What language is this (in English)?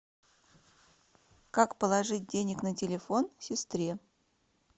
Russian